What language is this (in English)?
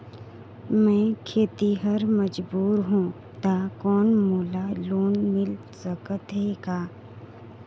Chhattisgarhi